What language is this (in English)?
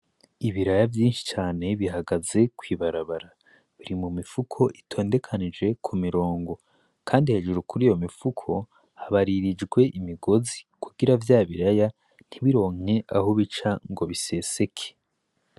Rundi